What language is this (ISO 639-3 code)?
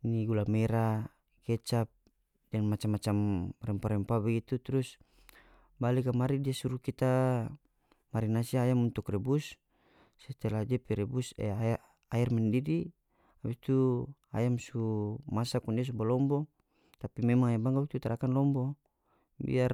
max